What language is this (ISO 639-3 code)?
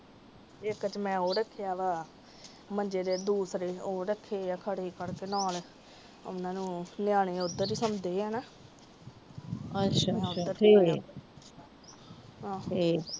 pan